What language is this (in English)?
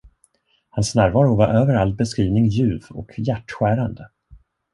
Swedish